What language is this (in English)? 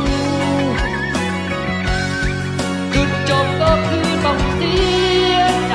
Thai